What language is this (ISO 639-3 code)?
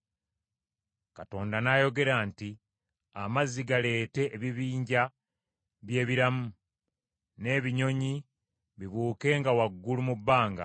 lug